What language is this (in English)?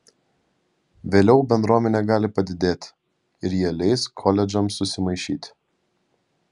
Lithuanian